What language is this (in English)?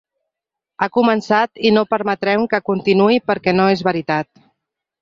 Catalan